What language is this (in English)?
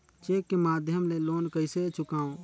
Chhattisgarhi